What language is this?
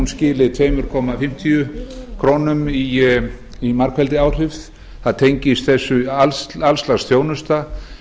Icelandic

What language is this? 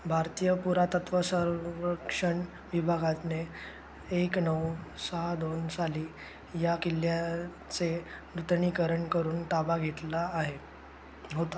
Marathi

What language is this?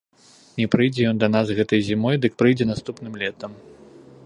Belarusian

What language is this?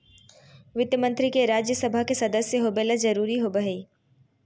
Magahi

